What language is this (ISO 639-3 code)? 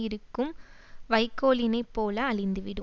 tam